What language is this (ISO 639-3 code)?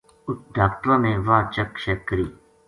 gju